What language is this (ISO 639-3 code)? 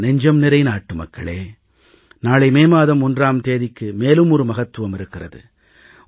tam